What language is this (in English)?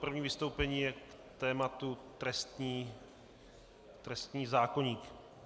Czech